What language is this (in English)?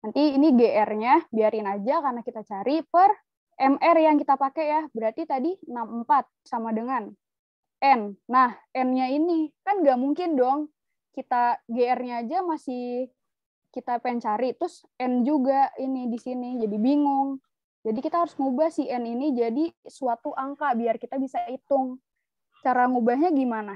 Indonesian